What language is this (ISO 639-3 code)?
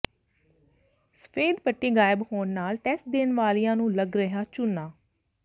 pan